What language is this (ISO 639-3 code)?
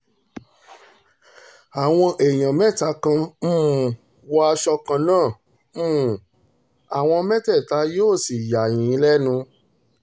yor